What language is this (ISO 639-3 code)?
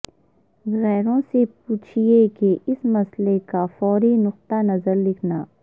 urd